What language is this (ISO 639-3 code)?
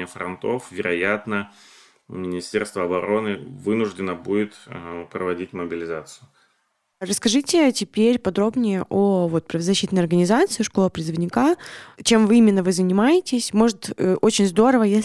rus